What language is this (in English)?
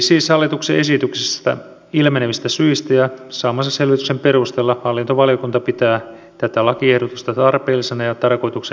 Finnish